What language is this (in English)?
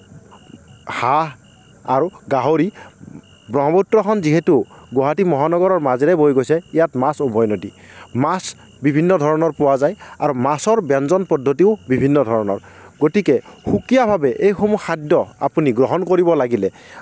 Assamese